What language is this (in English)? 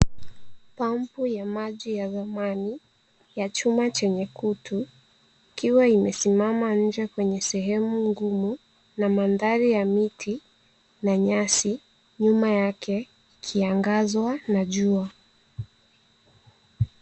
Swahili